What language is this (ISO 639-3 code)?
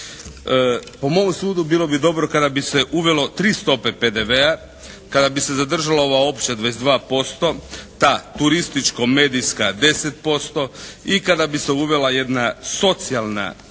hrv